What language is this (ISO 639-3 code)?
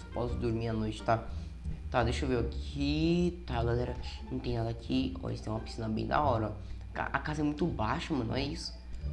por